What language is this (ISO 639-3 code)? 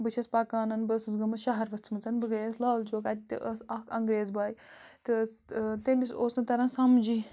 kas